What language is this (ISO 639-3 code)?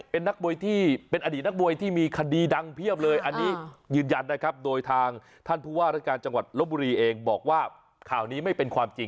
tha